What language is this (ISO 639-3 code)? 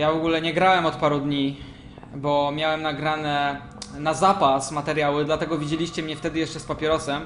pol